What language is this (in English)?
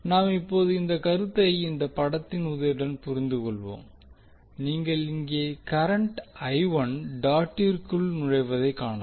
Tamil